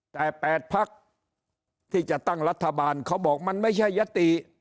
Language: Thai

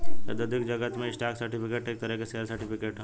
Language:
Bhojpuri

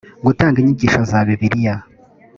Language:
Kinyarwanda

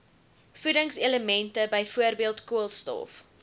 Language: Afrikaans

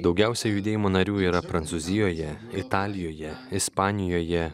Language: Lithuanian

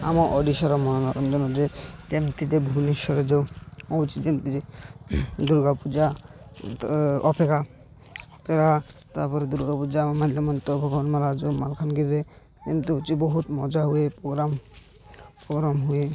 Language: Odia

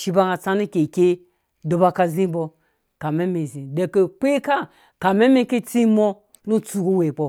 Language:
Dũya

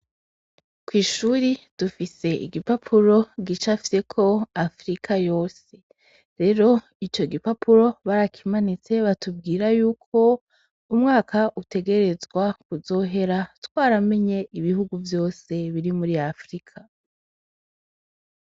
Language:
Rundi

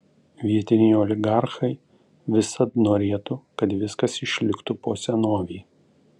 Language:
Lithuanian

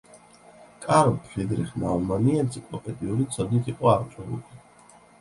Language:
Georgian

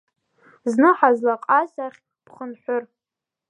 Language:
Abkhazian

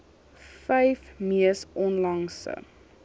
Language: Afrikaans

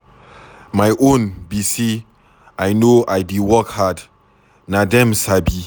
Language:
Nigerian Pidgin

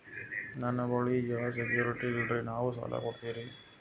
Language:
Kannada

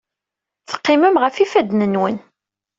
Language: Kabyle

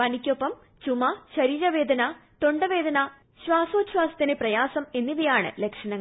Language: Malayalam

